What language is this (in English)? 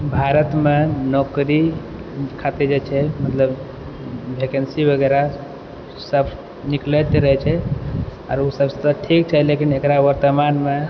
Maithili